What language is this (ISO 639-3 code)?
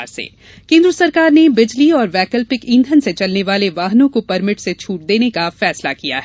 hin